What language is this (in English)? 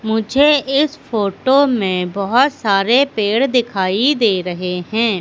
Hindi